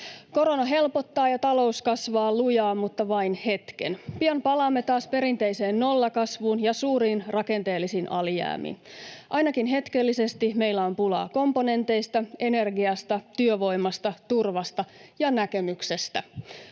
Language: Finnish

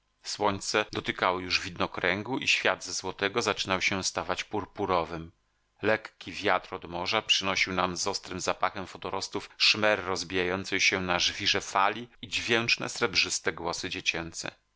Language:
Polish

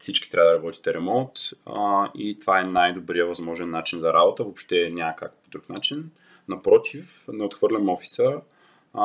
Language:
Bulgarian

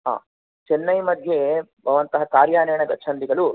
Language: Sanskrit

